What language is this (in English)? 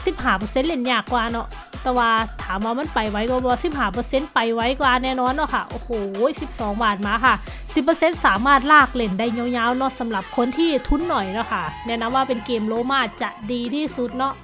Thai